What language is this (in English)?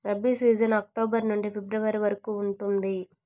Telugu